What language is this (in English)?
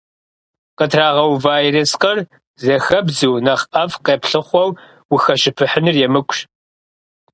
Kabardian